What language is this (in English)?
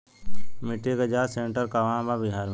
Bhojpuri